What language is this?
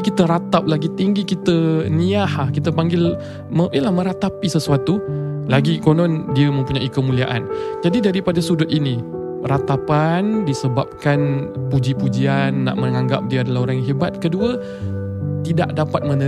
Malay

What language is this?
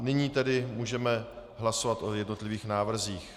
Czech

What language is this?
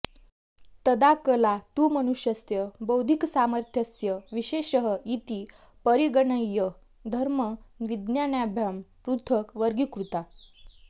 Sanskrit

